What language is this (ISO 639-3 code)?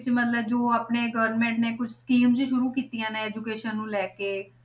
pan